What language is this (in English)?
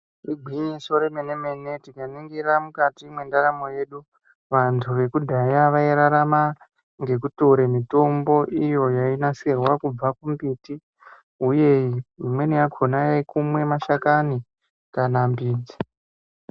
Ndau